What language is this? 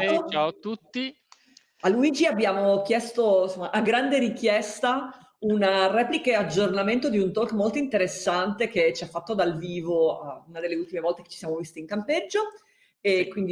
Italian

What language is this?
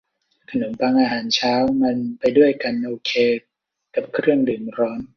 Thai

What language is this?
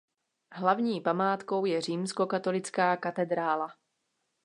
Czech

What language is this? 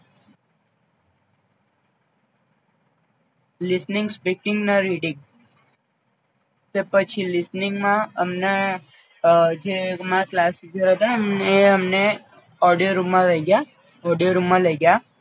Gujarati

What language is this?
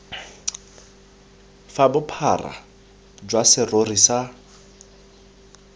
Tswana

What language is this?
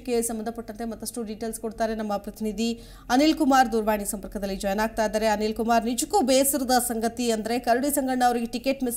Kannada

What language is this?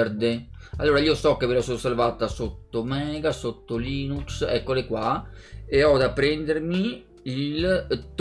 Italian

